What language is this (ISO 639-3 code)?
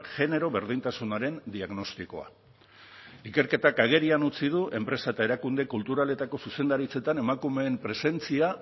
eus